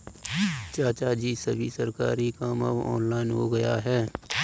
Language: Hindi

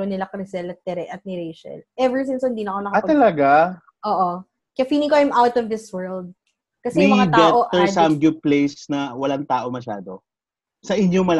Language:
Filipino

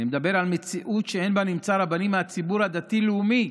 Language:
Hebrew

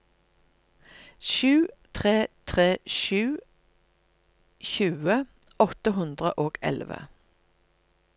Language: Norwegian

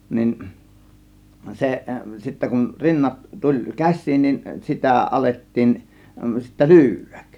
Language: Finnish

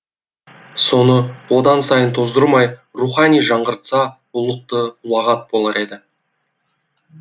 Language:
Kazakh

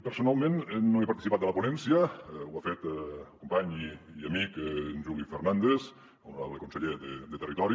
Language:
Catalan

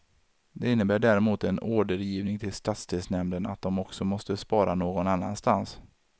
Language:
Swedish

